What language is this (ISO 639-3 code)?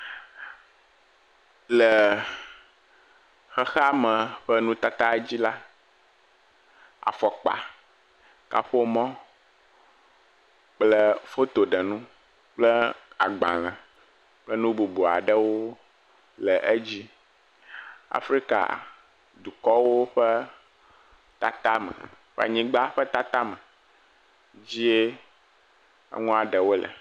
ewe